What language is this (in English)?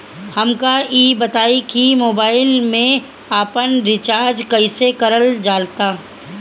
Bhojpuri